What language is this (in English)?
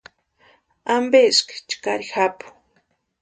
Western Highland Purepecha